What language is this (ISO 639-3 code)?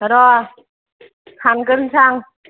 brx